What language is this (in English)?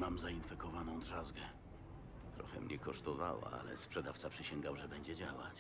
Polish